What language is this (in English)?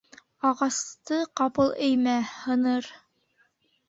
Bashkir